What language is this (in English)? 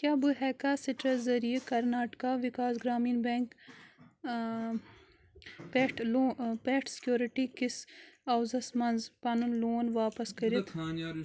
Kashmiri